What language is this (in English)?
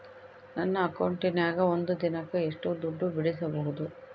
Kannada